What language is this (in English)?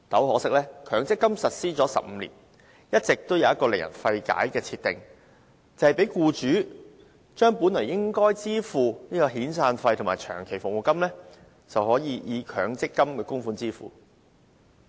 Cantonese